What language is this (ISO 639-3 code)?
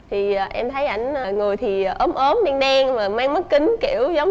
vie